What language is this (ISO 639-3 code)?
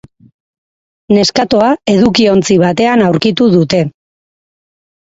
eus